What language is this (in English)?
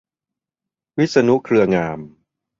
Thai